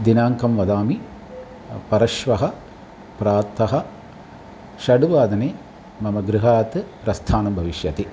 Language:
Sanskrit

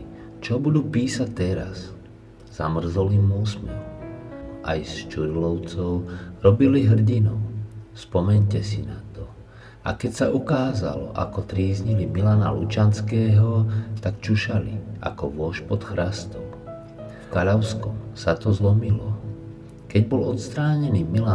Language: Czech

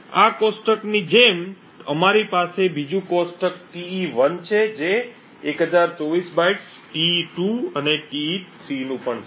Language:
Gujarati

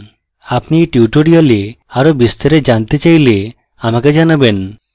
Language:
Bangla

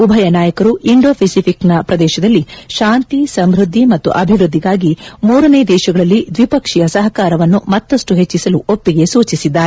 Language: Kannada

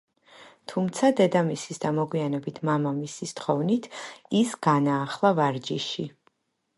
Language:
Georgian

